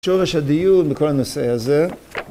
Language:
Hebrew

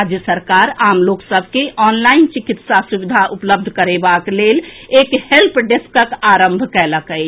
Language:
Maithili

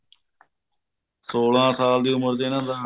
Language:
Punjabi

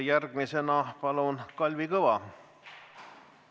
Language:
Estonian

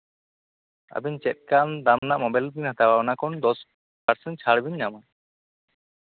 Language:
Santali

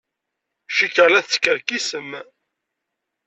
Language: Kabyle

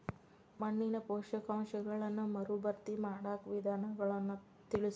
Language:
Kannada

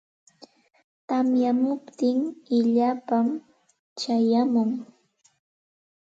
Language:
Santa Ana de Tusi Pasco Quechua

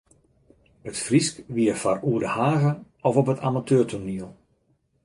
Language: Western Frisian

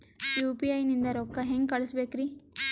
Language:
Kannada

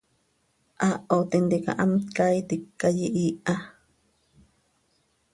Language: Seri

